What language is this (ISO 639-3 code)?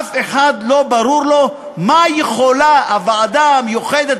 heb